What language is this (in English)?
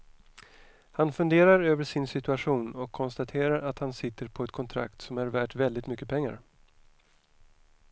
Swedish